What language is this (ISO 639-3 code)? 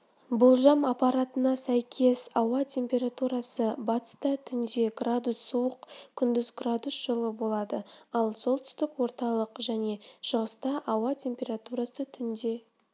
kaz